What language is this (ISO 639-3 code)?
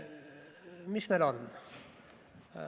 est